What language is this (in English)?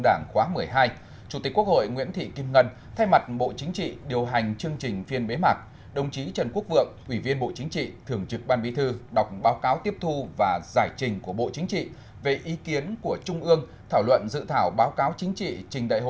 Vietnamese